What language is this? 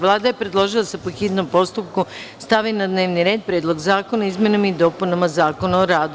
Serbian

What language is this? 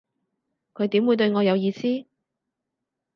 Cantonese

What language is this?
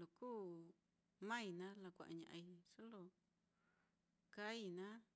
Mitlatongo Mixtec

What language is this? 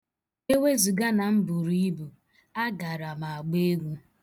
Igbo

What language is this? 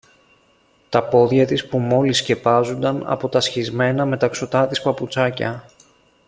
Greek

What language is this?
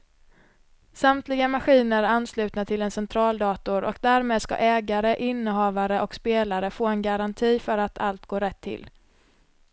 Swedish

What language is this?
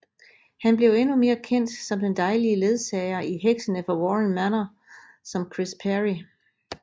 Danish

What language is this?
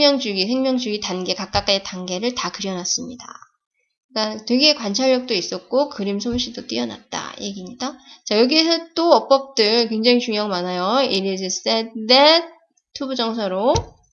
Korean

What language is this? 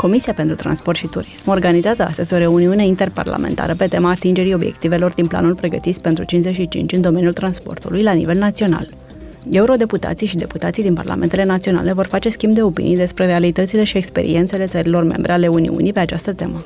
Romanian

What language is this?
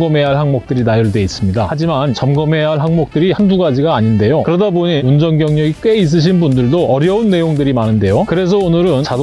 Korean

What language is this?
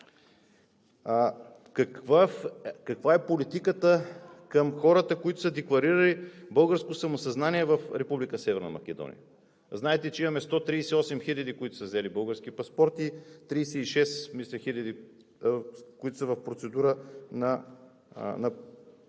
Bulgarian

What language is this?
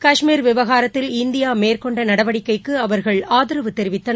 Tamil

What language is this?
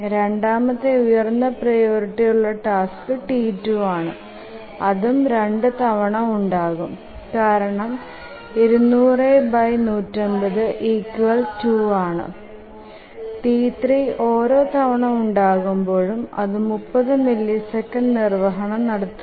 Malayalam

